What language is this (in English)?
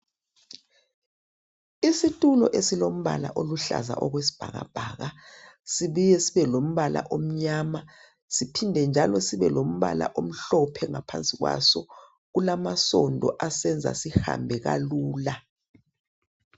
North Ndebele